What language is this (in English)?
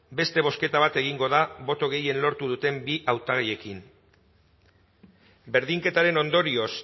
Basque